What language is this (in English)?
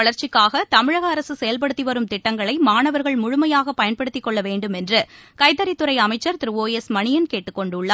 Tamil